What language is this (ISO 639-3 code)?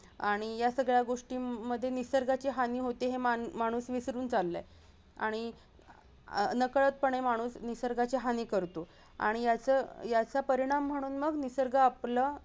mar